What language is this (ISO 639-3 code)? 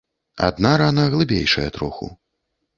bel